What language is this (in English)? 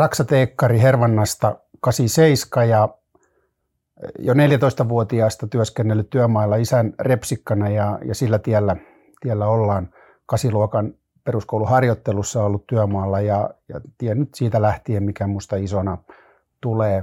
Finnish